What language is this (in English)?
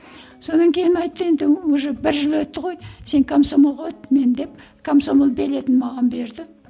Kazakh